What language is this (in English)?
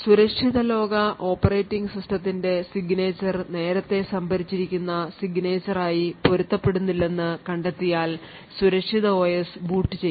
Malayalam